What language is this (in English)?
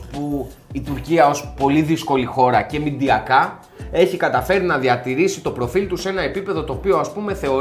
Greek